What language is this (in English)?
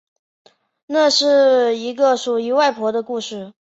Chinese